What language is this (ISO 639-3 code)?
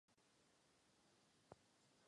ces